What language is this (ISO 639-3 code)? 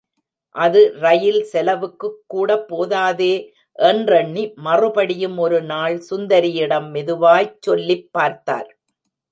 tam